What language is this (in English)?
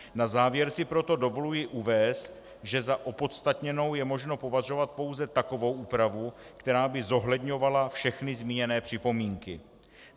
Czech